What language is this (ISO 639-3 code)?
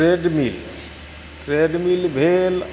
mai